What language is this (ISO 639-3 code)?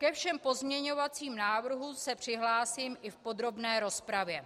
ces